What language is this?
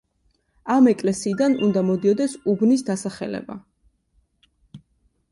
Georgian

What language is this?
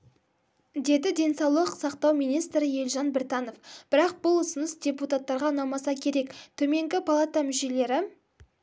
Kazakh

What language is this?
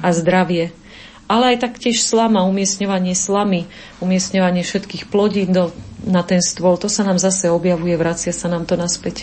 Slovak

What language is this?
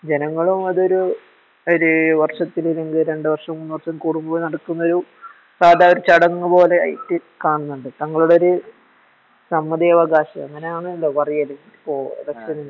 Malayalam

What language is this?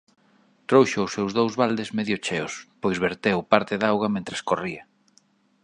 Galician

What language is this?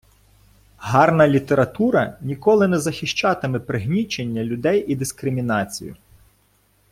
Ukrainian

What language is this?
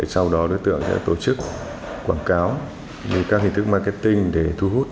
Vietnamese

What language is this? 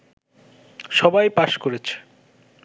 Bangla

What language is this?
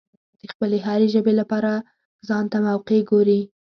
Pashto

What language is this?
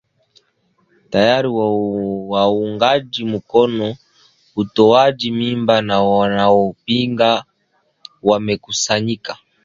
Swahili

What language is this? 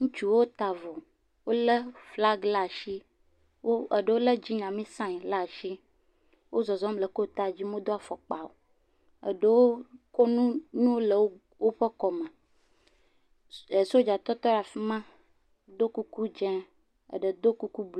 Ewe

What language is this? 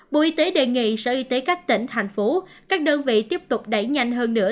Vietnamese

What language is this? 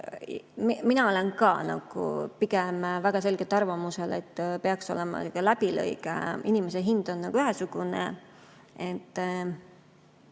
Estonian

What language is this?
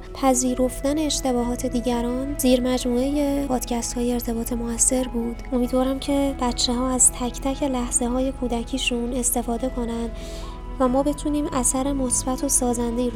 Persian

